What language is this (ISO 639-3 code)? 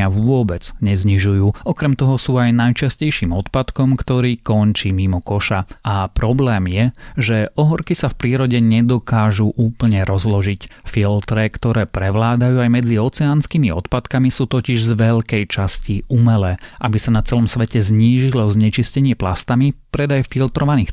slk